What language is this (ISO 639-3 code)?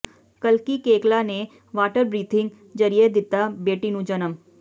pan